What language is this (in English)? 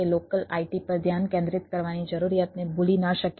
Gujarati